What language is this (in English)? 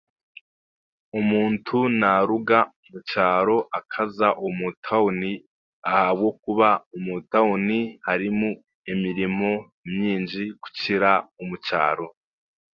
Chiga